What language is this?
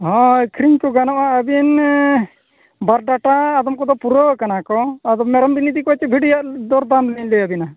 Santali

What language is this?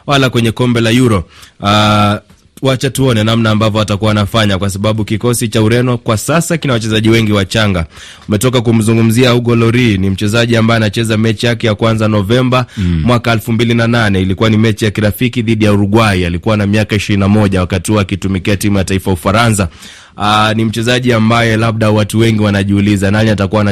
Swahili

